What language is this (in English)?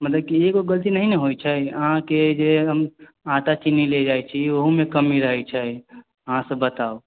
Maithili